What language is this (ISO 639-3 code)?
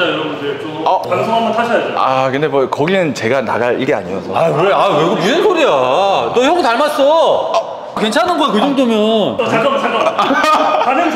kor